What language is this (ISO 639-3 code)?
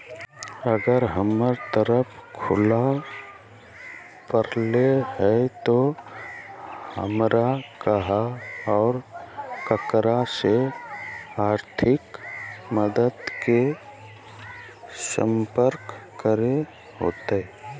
mag